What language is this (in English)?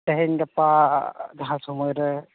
Santali